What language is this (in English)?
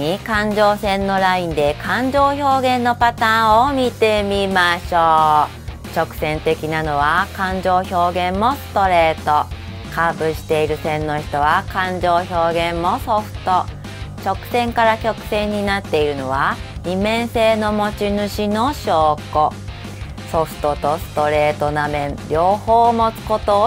Japanese